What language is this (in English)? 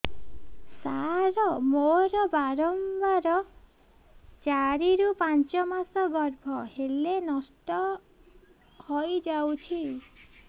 Odia